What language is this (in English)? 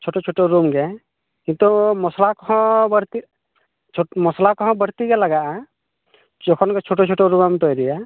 Santali